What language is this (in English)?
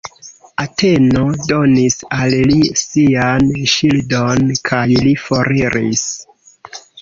Esperanto